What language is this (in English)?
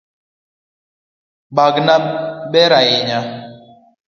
Luo (Kenya and Tanzania)